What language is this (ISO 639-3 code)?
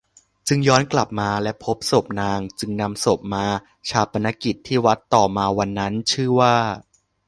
tha